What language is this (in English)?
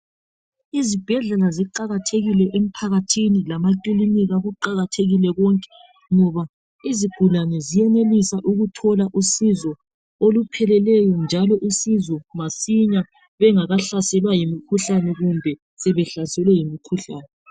North Ndebele